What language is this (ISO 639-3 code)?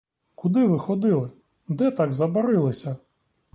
ukr